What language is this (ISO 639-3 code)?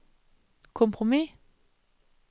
dan